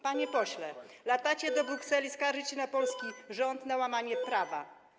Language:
Polish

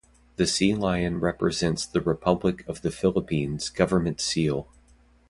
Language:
English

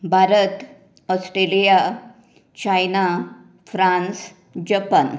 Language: Konkani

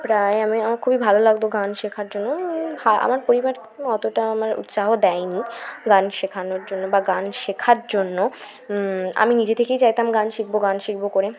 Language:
Bangla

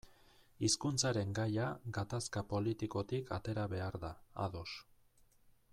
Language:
Basque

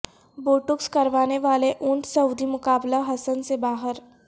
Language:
Urdu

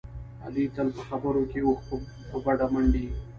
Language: Pashto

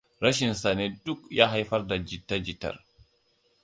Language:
Hausa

